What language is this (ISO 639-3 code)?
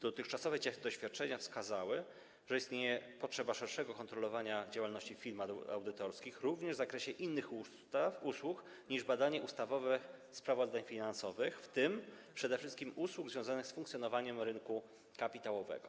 pol